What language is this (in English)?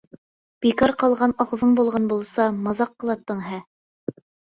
Uyghur